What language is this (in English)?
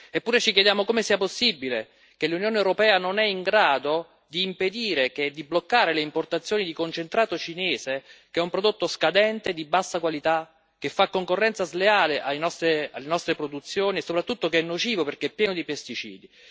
Italian